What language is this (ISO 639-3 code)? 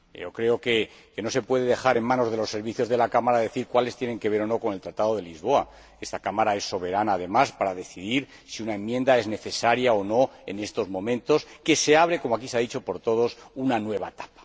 spa